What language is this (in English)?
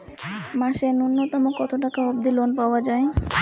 Bangla